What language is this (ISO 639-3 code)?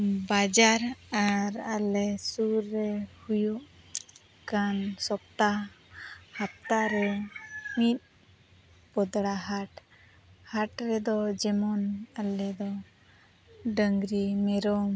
sat